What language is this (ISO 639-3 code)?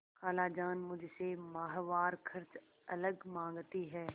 hin